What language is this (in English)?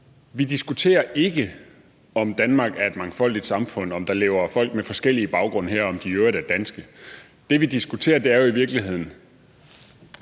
Danish